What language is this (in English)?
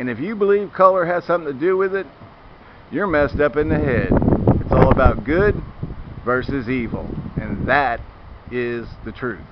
English